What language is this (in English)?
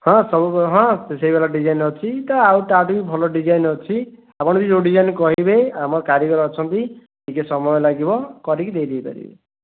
Odia